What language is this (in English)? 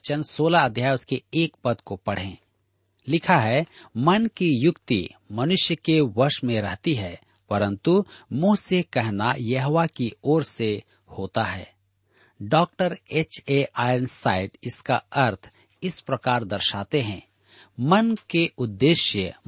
Hindi